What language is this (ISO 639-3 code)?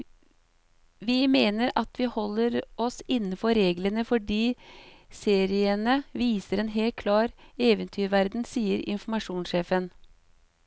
nor